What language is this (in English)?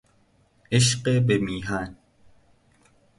Persian